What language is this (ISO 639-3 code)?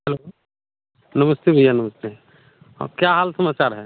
hin